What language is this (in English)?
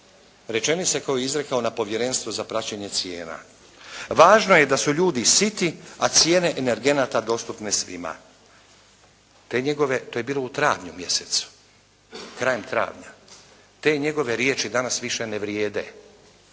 Croatian